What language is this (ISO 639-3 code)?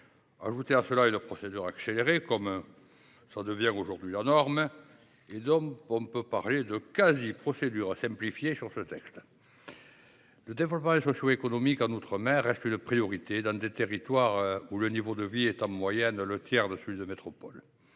fra